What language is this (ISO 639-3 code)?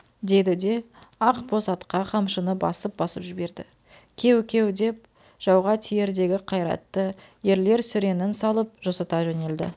kaz